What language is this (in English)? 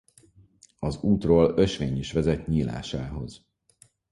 Hungarian